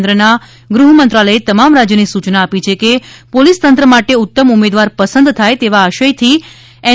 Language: Gujarati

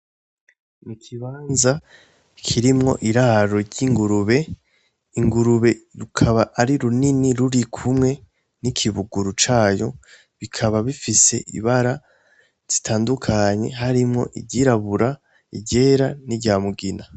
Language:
Rundi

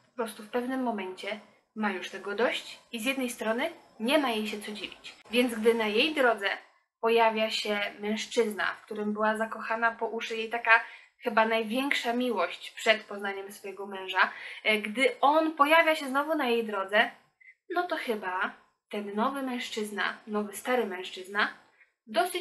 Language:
Polish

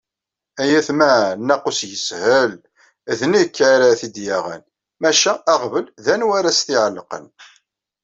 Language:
Kabyle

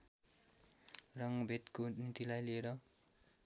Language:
Nepali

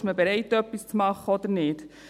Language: Swiss German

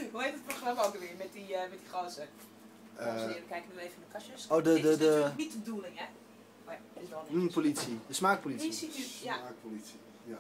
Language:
Dutch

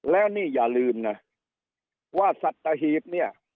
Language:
Thai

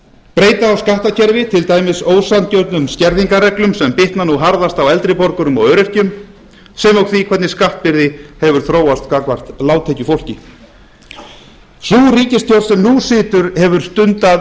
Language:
Icelandic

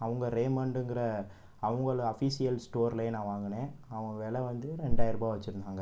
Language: Tamil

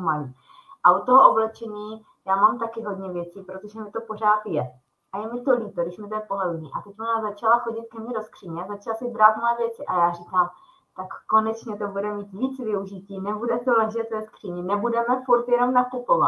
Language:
Czech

